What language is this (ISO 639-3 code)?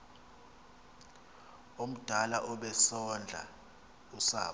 xho